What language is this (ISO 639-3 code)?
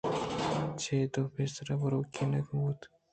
bgp